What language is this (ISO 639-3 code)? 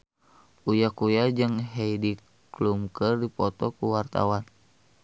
sun